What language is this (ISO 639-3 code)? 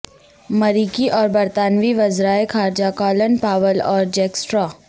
urd